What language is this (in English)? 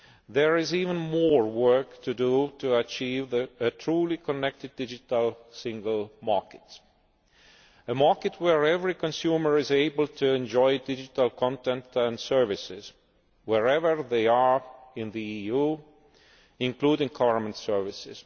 English